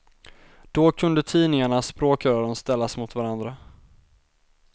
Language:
Swedish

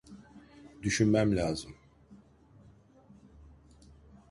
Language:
Turkish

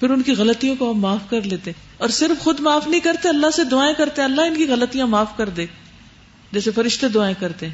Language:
Urdu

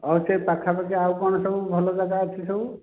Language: Odia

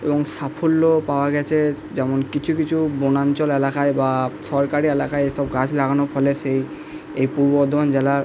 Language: Bangla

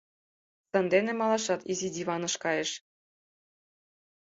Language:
Mari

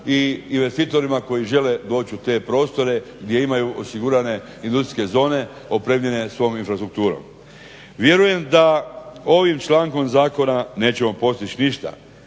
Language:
Croatian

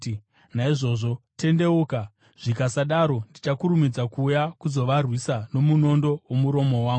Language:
Shona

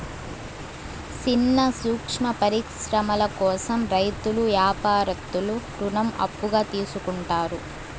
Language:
Telugu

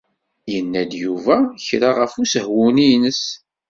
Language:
Kabyle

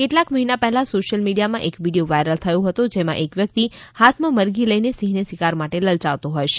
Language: Gujarati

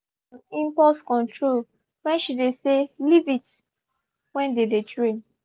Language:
Nigerian Pidgin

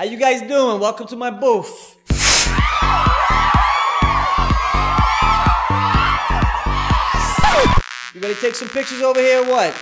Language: English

